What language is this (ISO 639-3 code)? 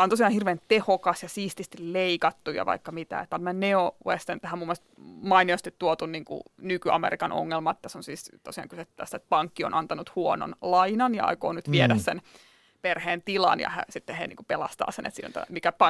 fin